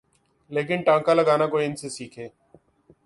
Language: Urdu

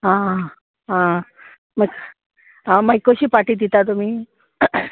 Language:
Konkani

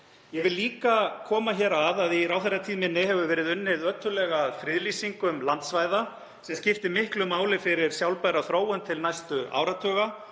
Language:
Icelandic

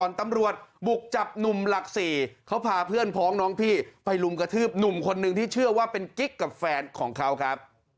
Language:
Thai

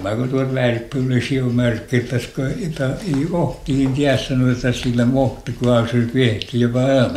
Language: Finnish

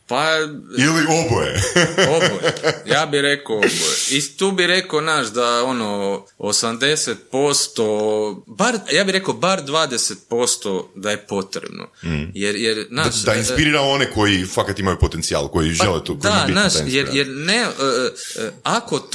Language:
Croatian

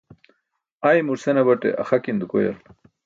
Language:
Burushaski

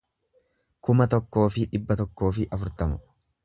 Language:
Oromo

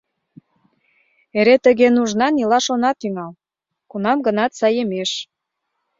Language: Mari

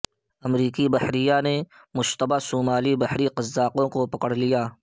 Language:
Urdu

